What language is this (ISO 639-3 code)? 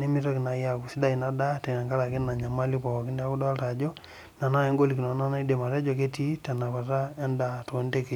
mas